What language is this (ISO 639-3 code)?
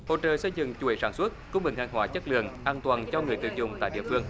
vie